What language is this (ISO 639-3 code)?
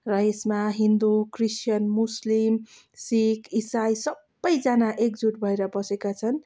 nep